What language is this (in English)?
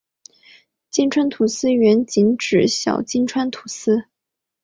Chinese